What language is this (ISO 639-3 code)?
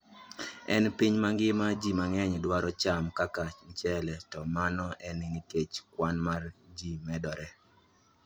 luo